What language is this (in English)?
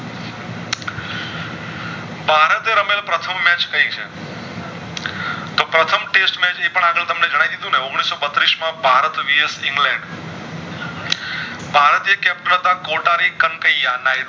Gujarati